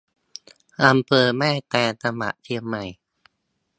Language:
Thai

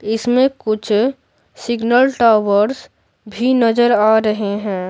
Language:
Hindi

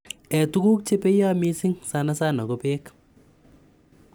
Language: Kalenjin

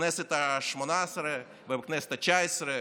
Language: Hebrew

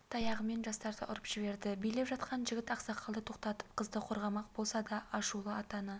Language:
Kazakh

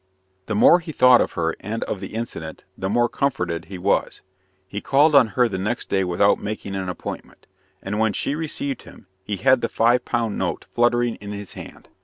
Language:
English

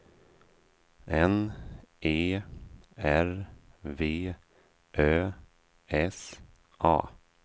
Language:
Swedish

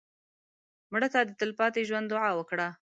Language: Pashto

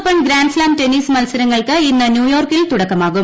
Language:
Malayalam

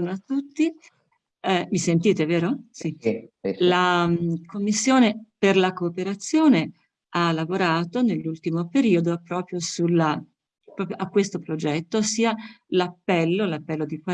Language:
Italian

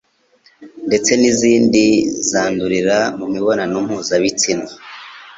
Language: Kinyarwanda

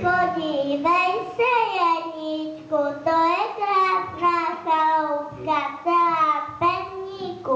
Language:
Czech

